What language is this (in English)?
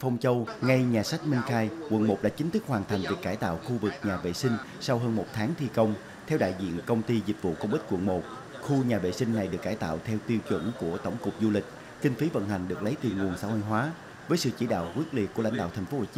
Vietnamese